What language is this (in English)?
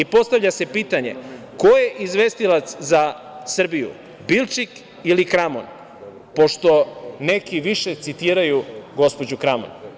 Serbian